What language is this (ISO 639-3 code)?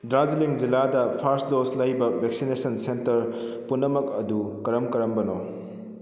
mni